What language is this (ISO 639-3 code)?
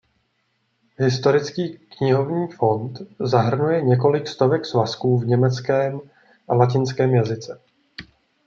ces